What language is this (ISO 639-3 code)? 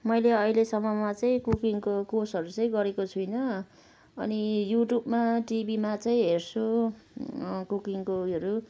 nep